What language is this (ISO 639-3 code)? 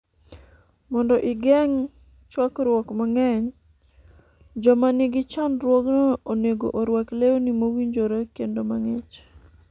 luo